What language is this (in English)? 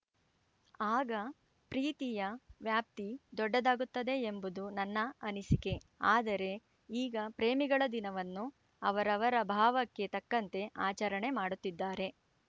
Kannada